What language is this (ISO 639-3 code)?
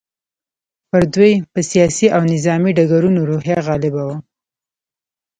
pus